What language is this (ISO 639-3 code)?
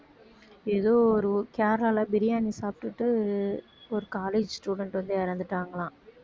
tam